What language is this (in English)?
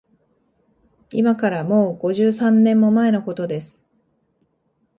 Japanese